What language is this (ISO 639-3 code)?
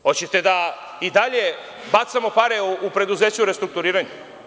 srp